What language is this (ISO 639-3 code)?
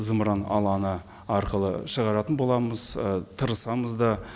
kaz